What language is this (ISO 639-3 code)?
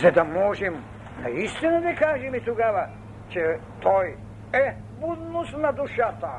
bul